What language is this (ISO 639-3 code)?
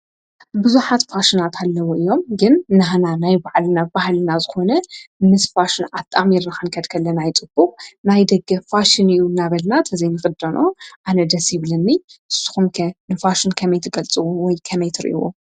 tir